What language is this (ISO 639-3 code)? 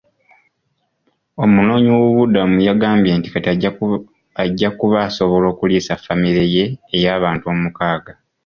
lug